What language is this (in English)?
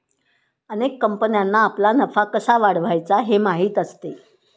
Marathi